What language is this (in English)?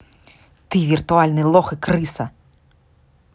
Russian